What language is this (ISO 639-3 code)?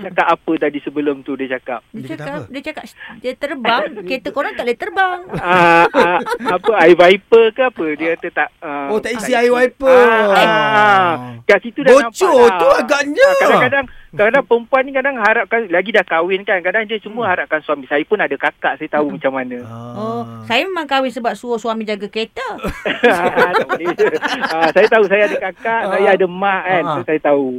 msa